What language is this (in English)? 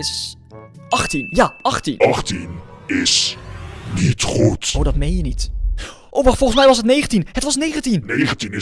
Dutch